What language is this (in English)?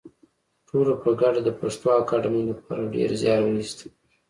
Pashto